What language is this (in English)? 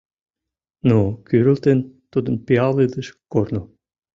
Mari